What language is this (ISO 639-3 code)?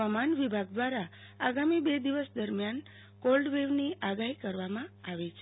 guj